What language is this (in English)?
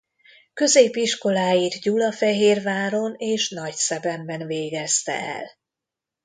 Hungarian